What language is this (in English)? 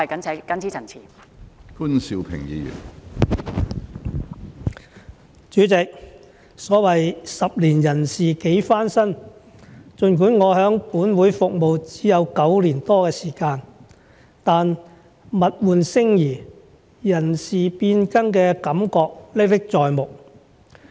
Cantonese